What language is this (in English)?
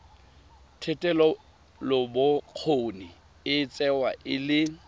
Tswana